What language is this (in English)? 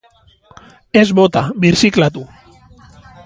Basque